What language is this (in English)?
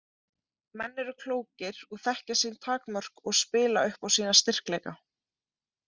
Icelandic